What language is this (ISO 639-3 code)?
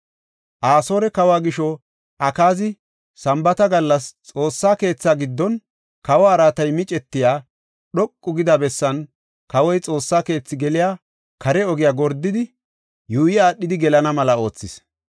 gof